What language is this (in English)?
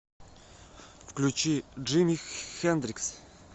Russian